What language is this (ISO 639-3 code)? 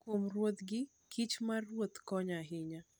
luo